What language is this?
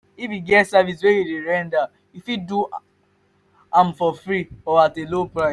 Nigerian Pidgin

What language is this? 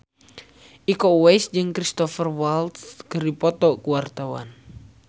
Sundanese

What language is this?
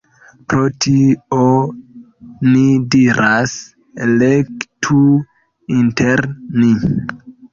Esperanto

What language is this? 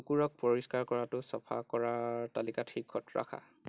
Assamese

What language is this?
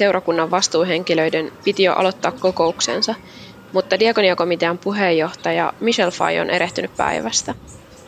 Finnish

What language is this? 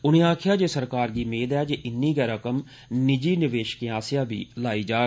Dogri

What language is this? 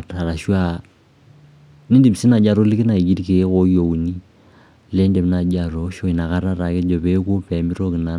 Masai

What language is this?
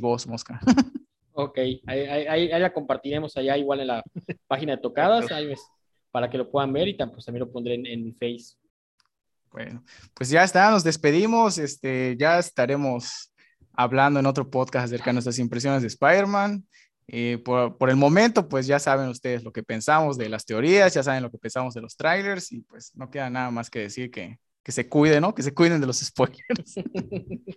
Spanish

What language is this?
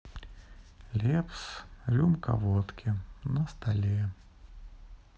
Russian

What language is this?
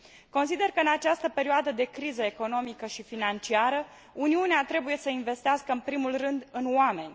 Romanian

